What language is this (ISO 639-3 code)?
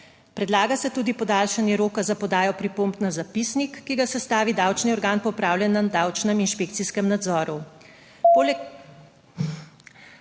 slv